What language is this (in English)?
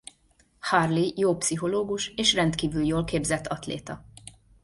Hungarian